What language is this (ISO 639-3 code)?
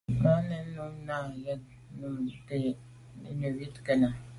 byv